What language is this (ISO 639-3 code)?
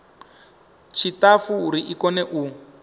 ven